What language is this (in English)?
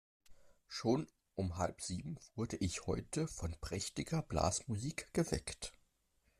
German